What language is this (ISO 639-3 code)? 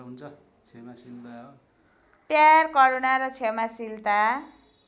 nep